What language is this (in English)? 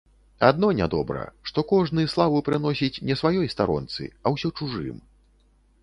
Belarusian